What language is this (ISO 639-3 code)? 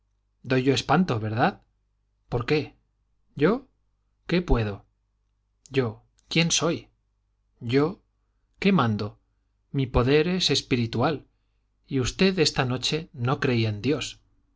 spa